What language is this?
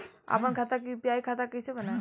Bhojpuri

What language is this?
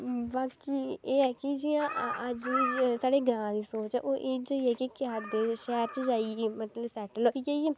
Dogri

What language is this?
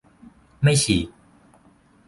Thai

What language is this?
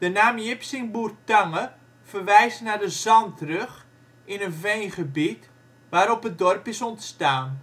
Dutch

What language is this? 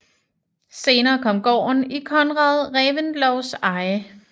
Danish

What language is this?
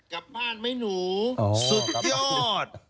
Thai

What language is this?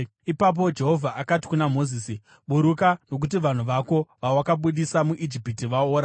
Shona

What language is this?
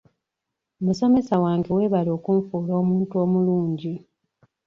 Ganda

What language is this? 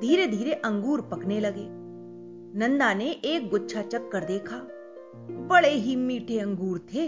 Hindi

